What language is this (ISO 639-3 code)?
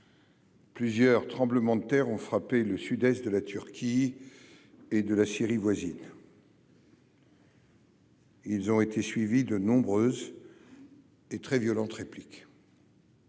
fra